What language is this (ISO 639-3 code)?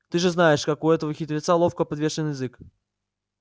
rus